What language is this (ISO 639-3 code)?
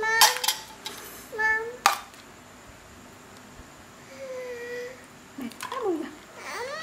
vie